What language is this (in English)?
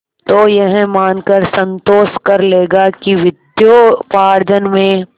Hindi